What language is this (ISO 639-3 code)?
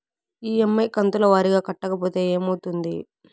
tel